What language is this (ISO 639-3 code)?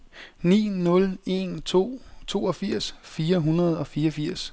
dan